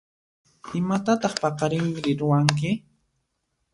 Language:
Puno Quechua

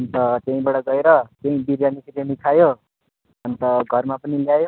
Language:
Nepali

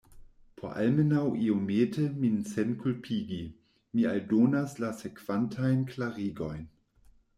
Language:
Esperanto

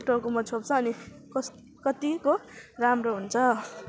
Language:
Nepali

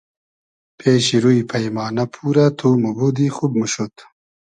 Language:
Hazaragi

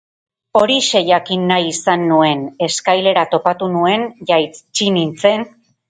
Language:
Basque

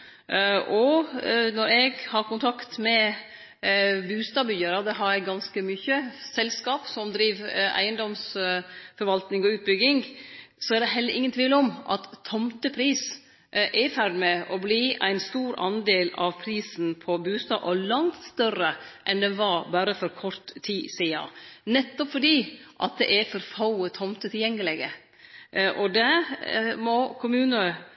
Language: Norwegian Nynorsk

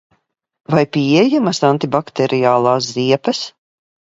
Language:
Latvian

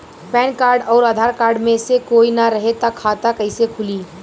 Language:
Bhojpuri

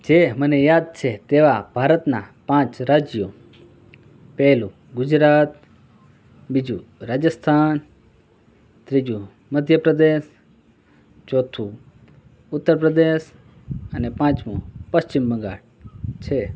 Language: Gujarati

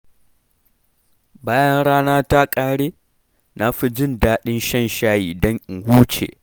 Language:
Hausa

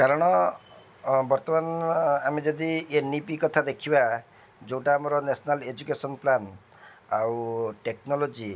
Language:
Odia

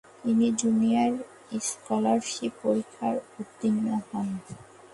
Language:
Bangla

